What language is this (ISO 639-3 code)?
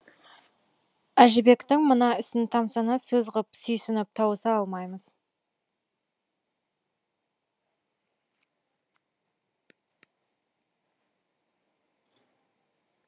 kaz